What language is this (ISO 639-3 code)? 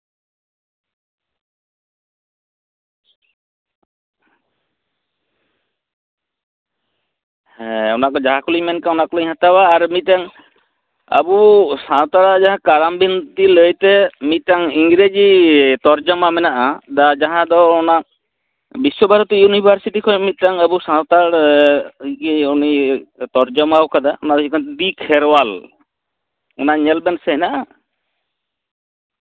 sat